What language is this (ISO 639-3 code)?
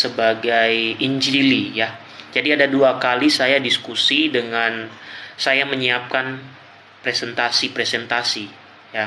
ind